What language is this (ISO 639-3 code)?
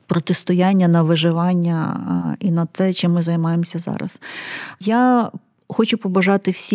ukr